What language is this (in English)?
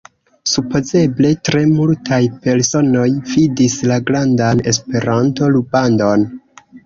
Esperanto